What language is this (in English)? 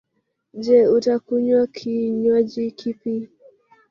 Swahili